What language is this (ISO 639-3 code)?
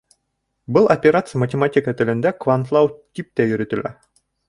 bak